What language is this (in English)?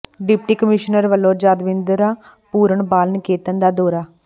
Punjabi